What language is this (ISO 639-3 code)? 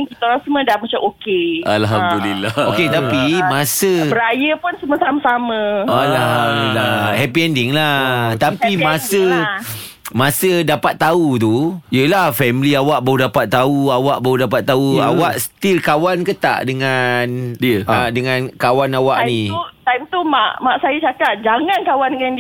msa